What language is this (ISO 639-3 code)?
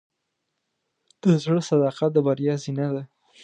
pus